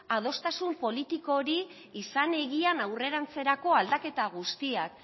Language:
Basque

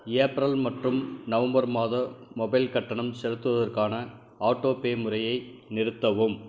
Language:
Tamil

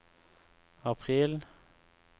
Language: Norwegian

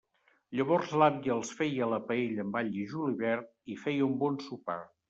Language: Catalan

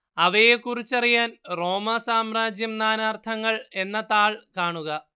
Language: Malayalam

